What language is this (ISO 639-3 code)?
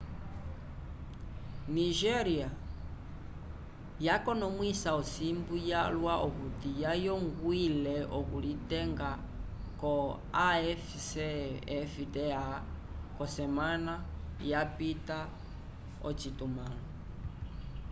umb